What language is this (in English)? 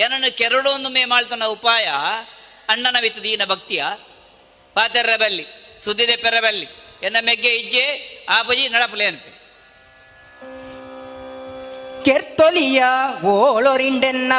Kannada